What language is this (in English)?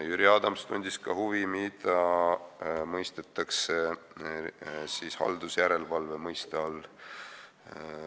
Estonian